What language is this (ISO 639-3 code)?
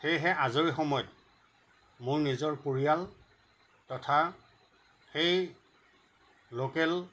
asm